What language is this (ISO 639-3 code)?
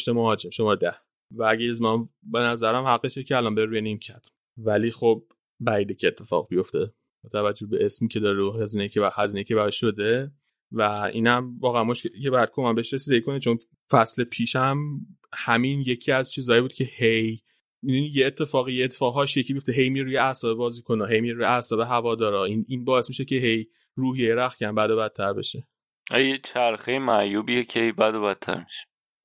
fas